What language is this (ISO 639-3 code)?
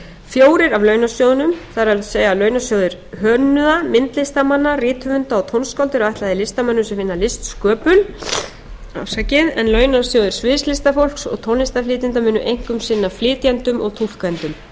isl